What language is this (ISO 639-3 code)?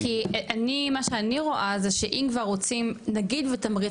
heb